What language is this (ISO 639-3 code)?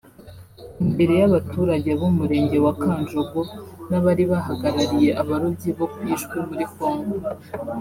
kin